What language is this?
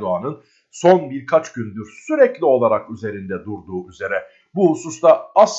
Turkish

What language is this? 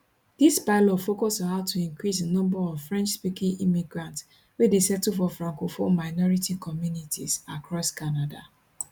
Nigerian Pidgin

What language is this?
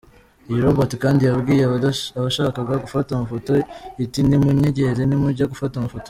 Kinyarwanda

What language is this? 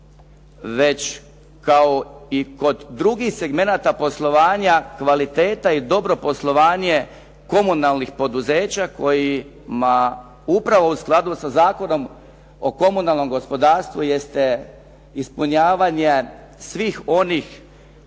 Croatian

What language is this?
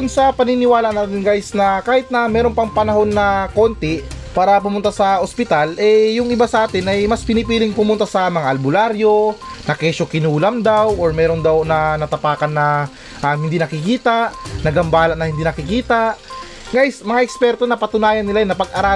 Filipino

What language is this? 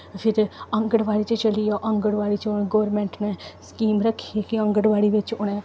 Dogri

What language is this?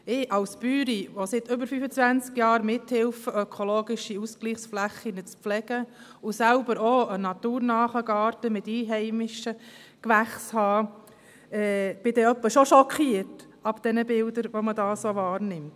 Swiss German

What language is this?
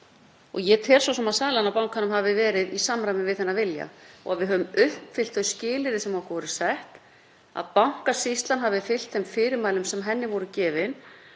Icelandic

